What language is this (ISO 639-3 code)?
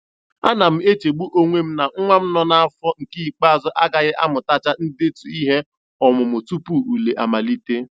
ibo